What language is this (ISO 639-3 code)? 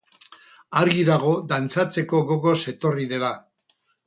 eus